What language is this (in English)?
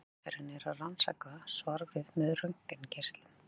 Icelandic